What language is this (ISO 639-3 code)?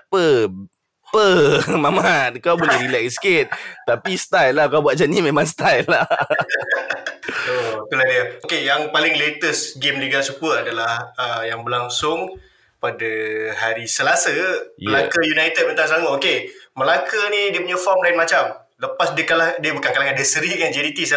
msa